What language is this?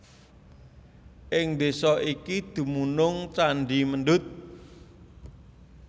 Javanese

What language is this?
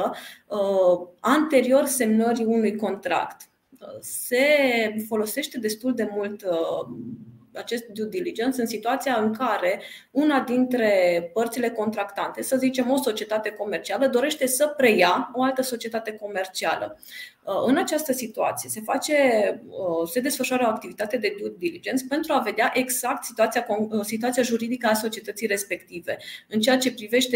Romanian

